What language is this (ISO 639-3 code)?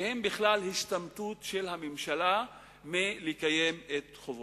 heb